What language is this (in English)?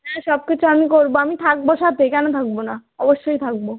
Bangla